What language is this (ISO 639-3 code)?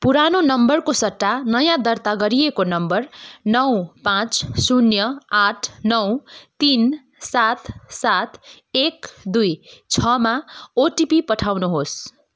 nep